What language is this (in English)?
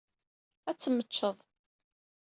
Kabyle